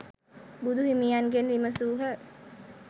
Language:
Sinhala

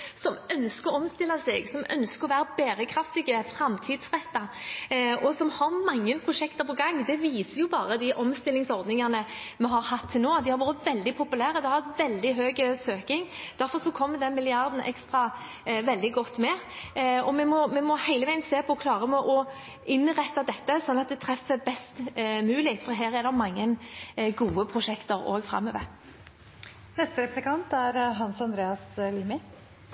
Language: Norwegian Bokmål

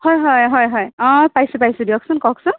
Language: Assamese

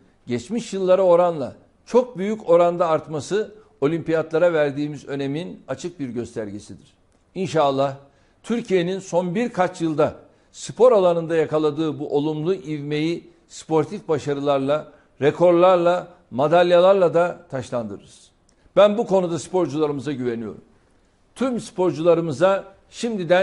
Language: Turkish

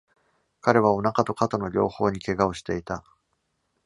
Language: Japanese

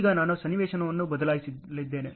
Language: Kannada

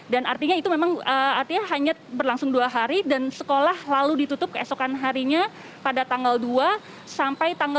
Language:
Indonesian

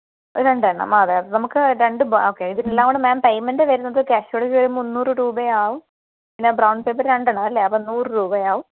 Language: Malayalam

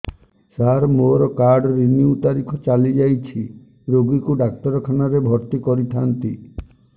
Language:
Odia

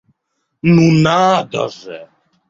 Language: Russian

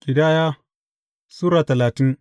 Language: Hausa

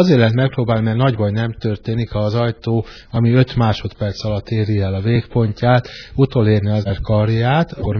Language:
Hungarian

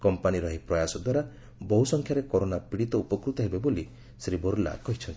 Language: Odia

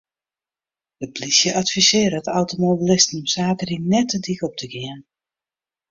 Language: Western Frisian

